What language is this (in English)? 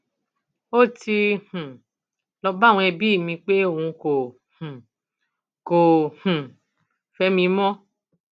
Yoruba